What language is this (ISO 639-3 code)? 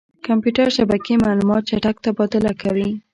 pus